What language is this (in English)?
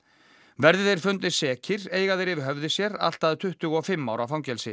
Icelandic